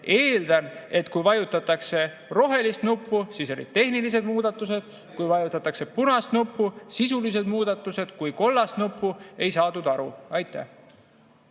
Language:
Estonian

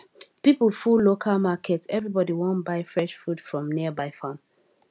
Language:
Nigerian Pidgin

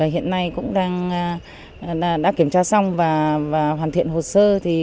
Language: Vietnamese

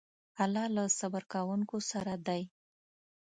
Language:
Pashto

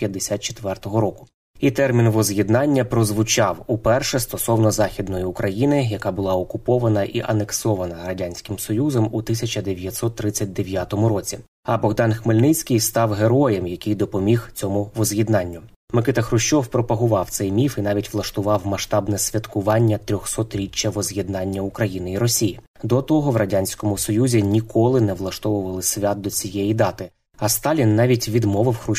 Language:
Ukrainian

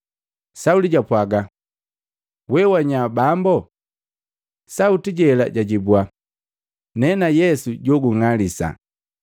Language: Matengo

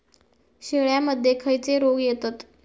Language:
Marathi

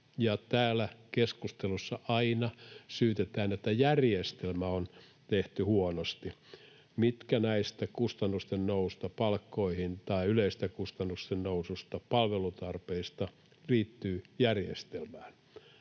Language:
Finnish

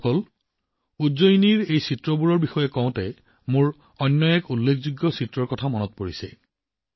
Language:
Assamese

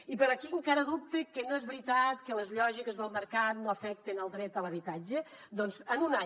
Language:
Catalan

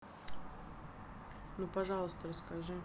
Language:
Russian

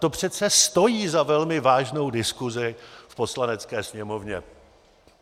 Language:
Czech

